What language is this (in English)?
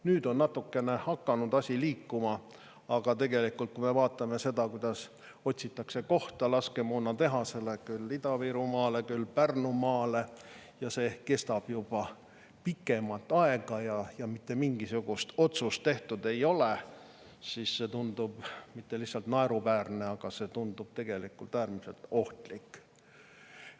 Estonian